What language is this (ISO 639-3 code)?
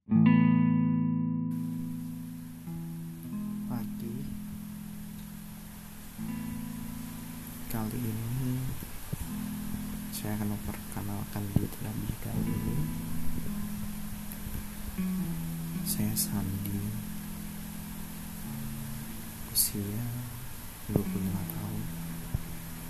ind